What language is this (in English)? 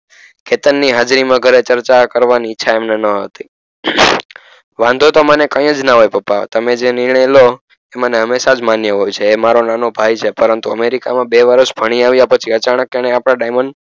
Gujarati